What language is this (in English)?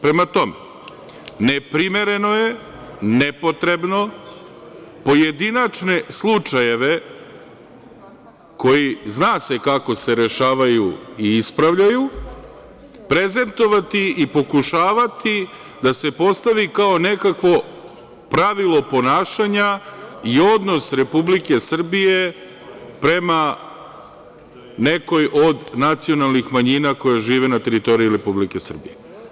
Serbian